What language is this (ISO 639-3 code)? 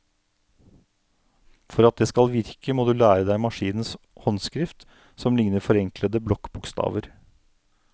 nor